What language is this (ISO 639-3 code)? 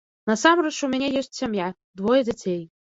bel